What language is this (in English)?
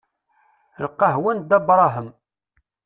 Kabyle